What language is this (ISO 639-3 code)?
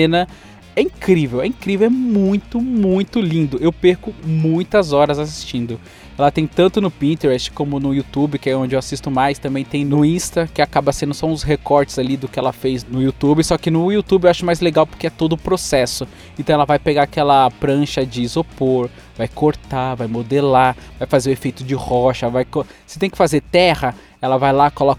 por